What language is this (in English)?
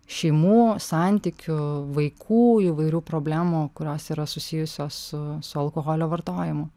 Lithuanian